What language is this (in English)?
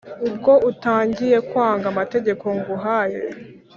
Kinyarwanda